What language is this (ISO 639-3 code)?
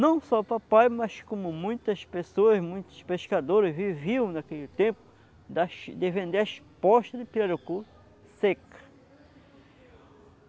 por